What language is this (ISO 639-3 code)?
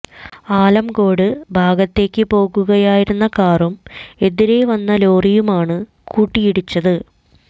mal